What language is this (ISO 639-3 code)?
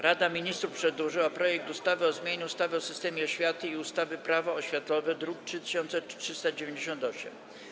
pol